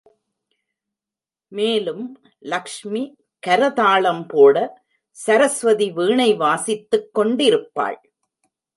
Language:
Tamil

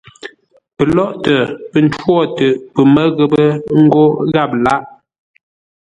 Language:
Ngombale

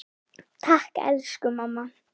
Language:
Icelandic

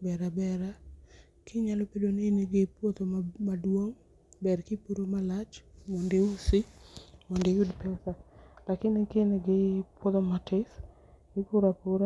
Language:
Luo (Kenya and Tanzania)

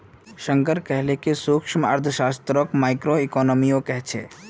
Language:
Magahi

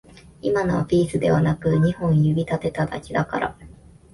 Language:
Japanese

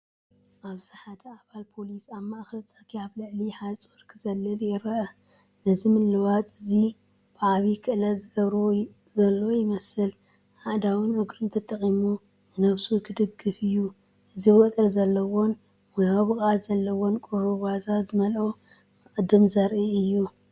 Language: Tigrinya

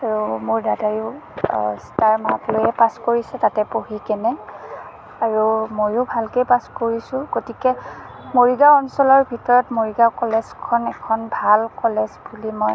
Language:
Assamese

